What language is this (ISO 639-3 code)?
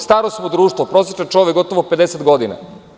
srp